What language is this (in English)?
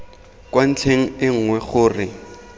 Tswana